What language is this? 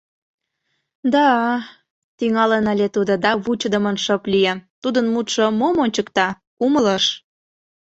Mari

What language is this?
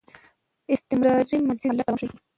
Pashto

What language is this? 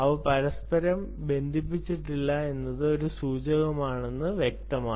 Malayalam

